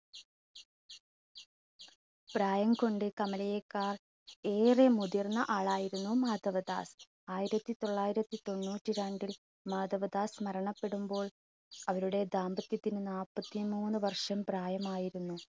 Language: Malayalam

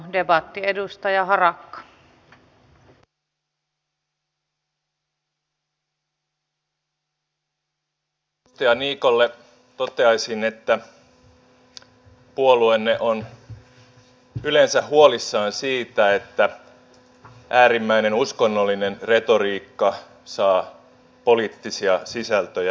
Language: Finnish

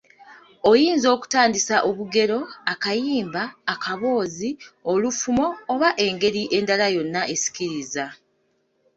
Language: Ganda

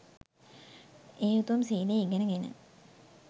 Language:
Sinhala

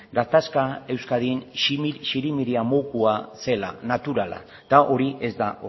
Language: Basque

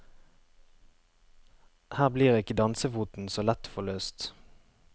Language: Norwegian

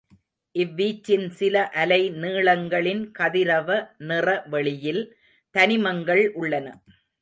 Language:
Tamil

